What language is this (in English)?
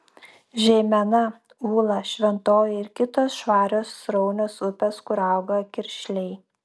Lithuanian